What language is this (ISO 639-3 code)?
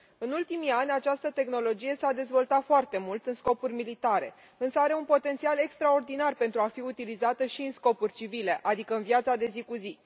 ron